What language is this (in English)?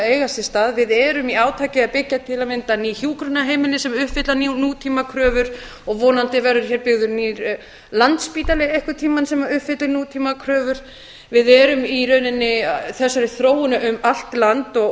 Icelandic